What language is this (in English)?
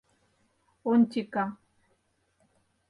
Mari